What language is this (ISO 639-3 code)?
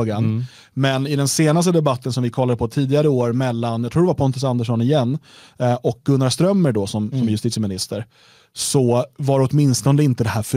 swe